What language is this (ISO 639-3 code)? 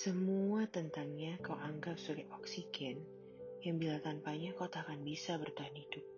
ind